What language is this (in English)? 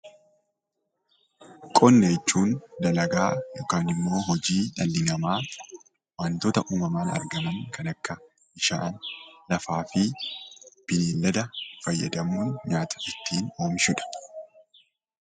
Oromo